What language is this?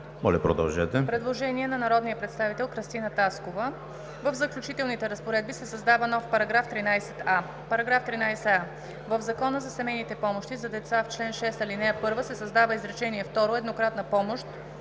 Bulgarian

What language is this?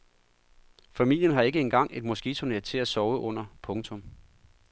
Danish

